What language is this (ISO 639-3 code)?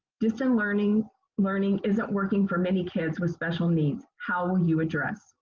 eng